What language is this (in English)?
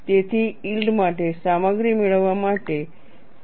Gujarati